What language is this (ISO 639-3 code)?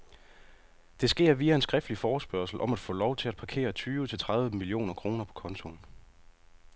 dan